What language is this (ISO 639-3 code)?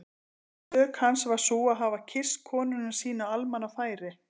isl